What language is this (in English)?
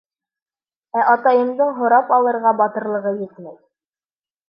Bashkir